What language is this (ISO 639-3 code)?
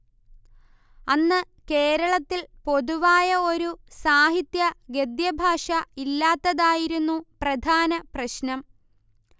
mal